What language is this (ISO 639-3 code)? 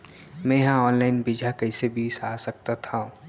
hne